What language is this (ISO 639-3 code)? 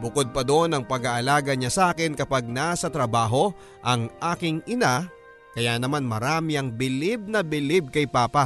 fil